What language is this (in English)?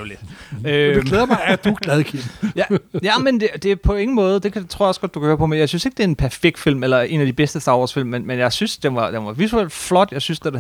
Danish